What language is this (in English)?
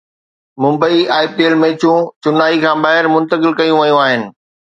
Sindhi